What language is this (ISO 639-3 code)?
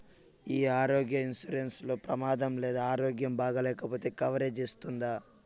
tel